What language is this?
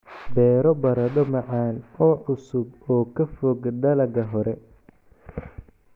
Somali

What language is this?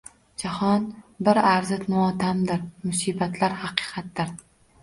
Uzbek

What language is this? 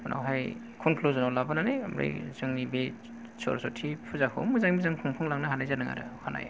Bodo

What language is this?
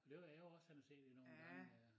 Danish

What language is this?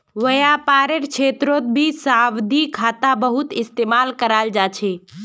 Magahi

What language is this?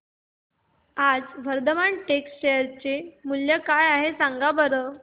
Marathi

